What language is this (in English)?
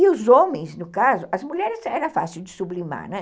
Portuguese